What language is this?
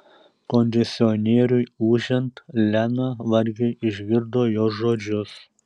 Lithuanian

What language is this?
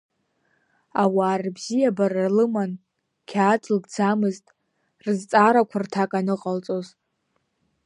Abkhazian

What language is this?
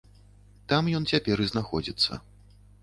Belarusian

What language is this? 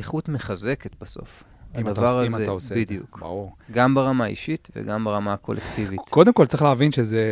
Hebrew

